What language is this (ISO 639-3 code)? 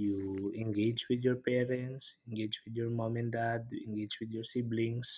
fil